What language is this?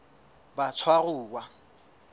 Southern Sotho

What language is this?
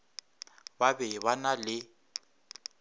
Northern Sotho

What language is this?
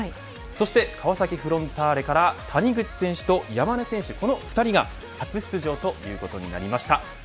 Japanese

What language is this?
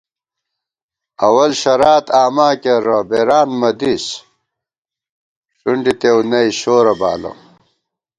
Gawar-Bati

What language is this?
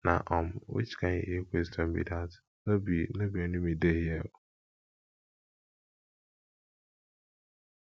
Nigerian Pidgin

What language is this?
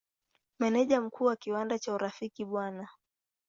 Swahili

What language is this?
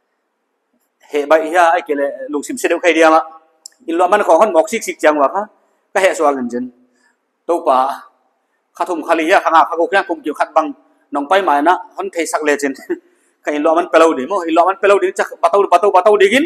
Thai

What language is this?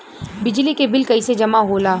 Bhojpuri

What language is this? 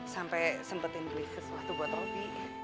Indonesian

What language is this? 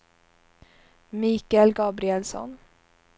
Swedish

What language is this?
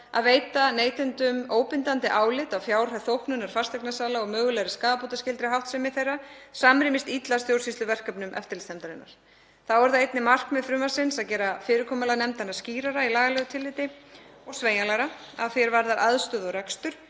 Icelandic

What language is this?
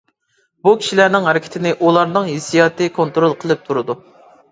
Uyghur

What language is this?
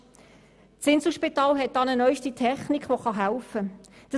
Swiss German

